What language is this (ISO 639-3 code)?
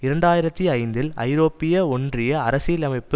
tam